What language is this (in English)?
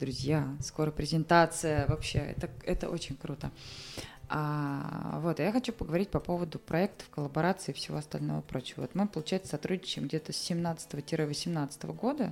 Russian